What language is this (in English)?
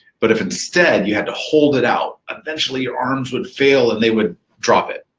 English